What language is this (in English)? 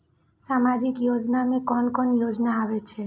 Maithili